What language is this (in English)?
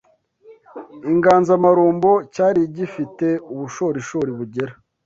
Kinyarwanda